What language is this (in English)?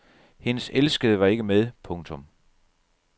Danish